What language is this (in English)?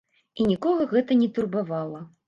Belarusian